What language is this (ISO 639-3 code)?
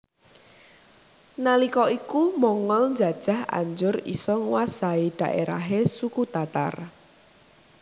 jav